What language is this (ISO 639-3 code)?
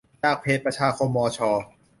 tha